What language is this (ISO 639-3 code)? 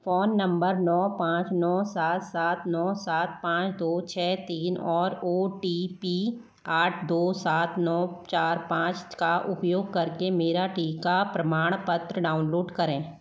hin